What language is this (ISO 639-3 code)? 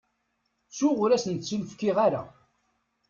kab